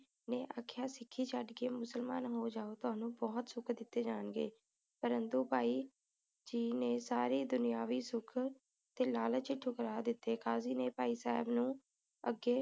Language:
Punjabi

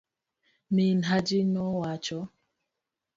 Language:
Luo (Kenya and Tanzania)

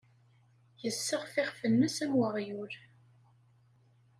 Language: Kabyle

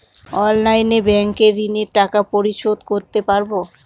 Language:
Bangla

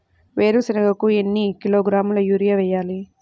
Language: Telugu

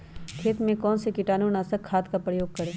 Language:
Magahi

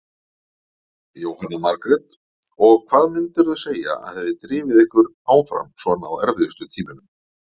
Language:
Icelandic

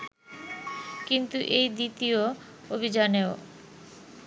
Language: Bangla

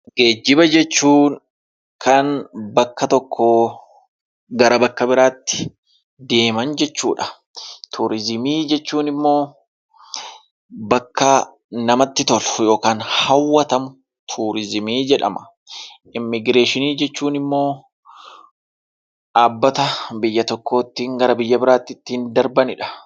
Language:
Oromo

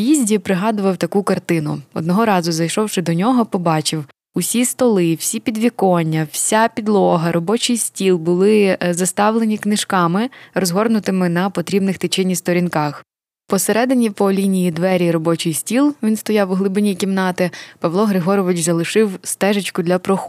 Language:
Ukrainian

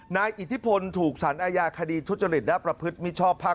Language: Thai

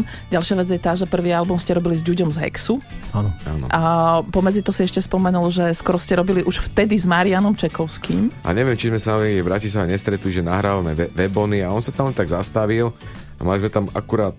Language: Slovak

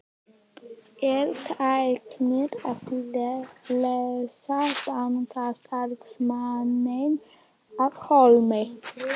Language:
Icelandic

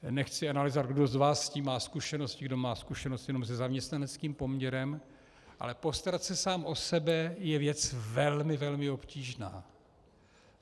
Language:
Czech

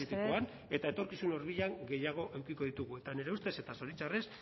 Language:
Basque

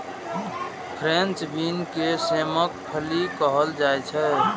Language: Maithili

